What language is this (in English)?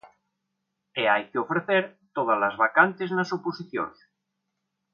Galician